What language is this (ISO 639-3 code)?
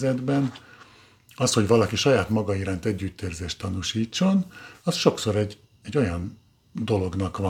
hun